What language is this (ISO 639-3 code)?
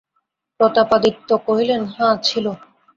ben